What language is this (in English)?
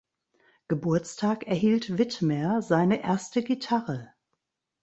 German